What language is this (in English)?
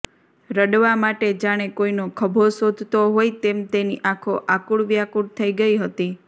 Gujarati